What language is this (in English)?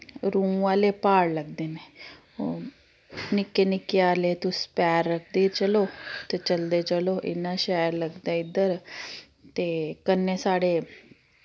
Dogri